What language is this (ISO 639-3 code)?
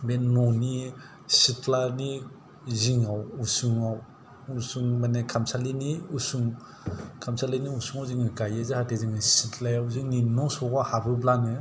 brx